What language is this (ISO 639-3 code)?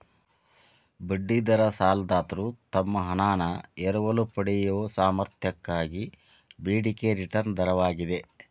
kan